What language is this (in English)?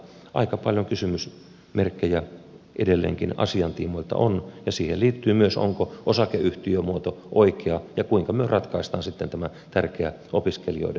Finnish